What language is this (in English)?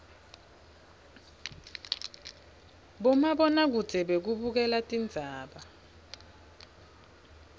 Swati